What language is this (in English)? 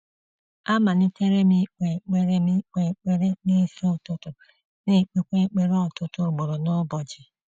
Igbo